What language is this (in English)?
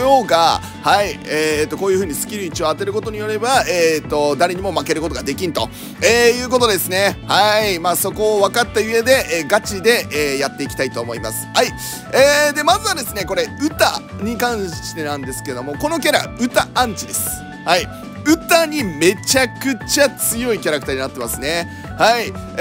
Japanese